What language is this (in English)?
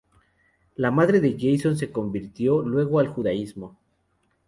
Spanish